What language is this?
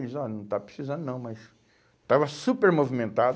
Portuguese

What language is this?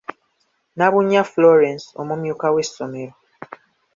Ganda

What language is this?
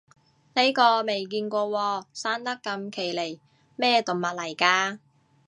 Cantonese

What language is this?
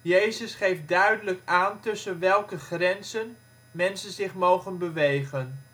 Dutch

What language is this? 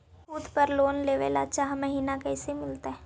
Magahi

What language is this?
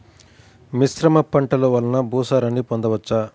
Telugu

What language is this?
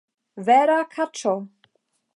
Esperanto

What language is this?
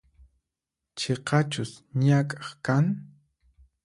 Puno Quechua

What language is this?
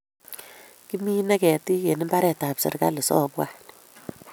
Kalenjin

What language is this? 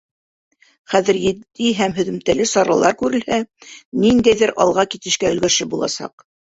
Bashkir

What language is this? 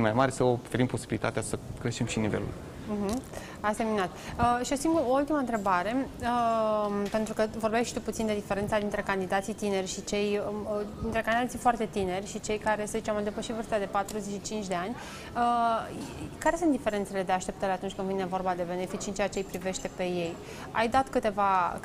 Romanian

